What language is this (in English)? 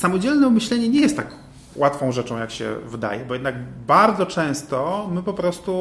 Polish